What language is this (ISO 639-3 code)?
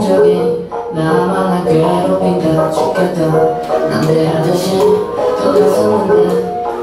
kor